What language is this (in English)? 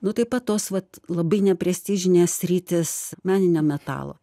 Lithuanian